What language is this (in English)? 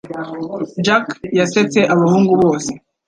Kinyarwanda